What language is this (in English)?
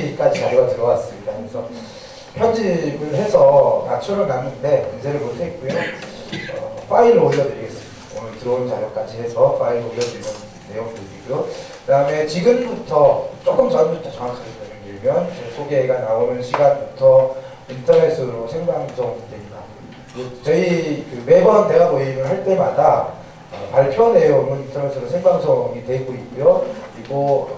Korean